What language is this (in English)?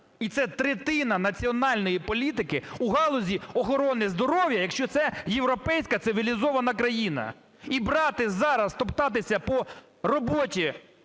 Ukrainian